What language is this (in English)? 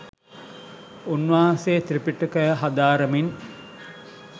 Sinhala